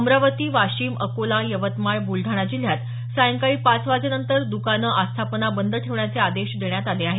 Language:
Marathi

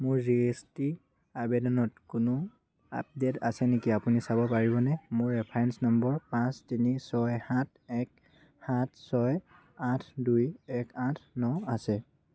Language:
Assamese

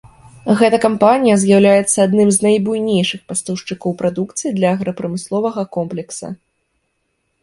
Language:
Belarusian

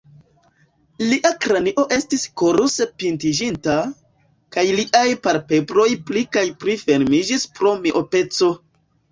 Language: Esperanto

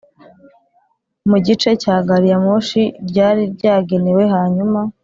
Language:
Kinyarwanda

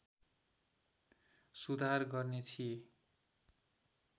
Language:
Nepali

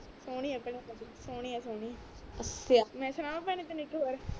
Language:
Punjabi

